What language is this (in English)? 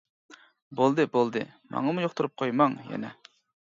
Uyghur